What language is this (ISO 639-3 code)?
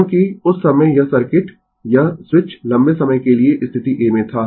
hin